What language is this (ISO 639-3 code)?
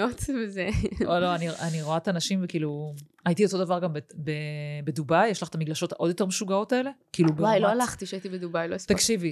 heb